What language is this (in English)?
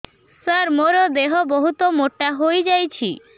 Odia